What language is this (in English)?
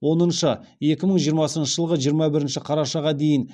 Kazakh